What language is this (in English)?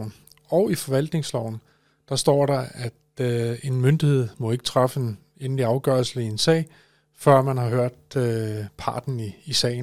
Danish